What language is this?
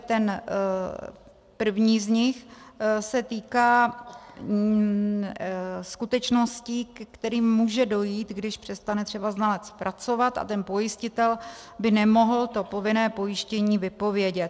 Czech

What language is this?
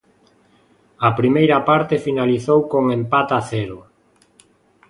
Galician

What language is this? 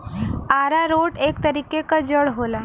Bhojpuri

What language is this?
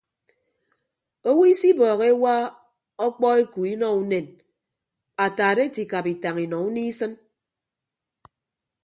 Ibibio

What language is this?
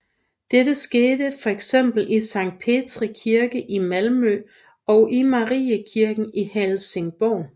Danish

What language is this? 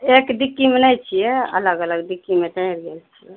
Maithili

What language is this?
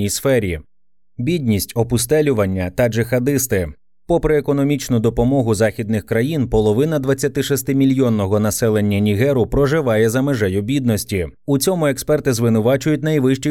Ukrainian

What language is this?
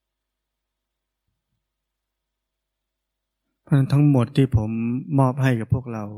Thai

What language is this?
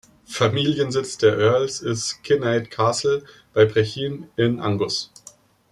German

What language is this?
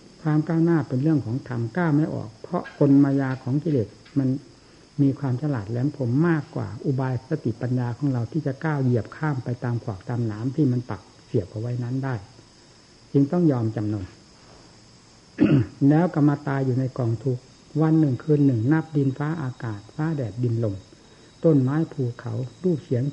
Thai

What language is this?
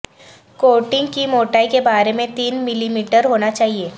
Urdu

